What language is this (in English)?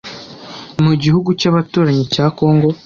Kinyarwanda